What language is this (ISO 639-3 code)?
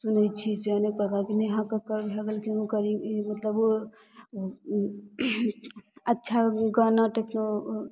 mai